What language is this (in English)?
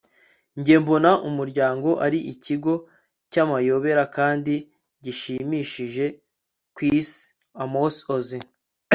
Kinyarwanda